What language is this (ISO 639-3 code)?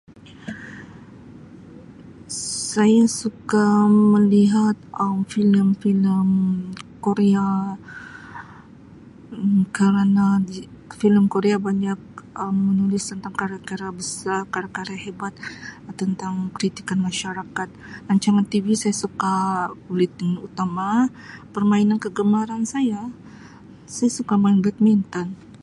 msi